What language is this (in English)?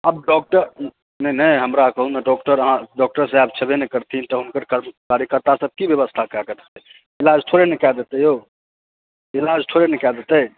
Maithili